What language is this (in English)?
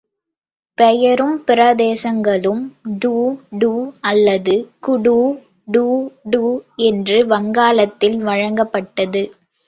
Tamil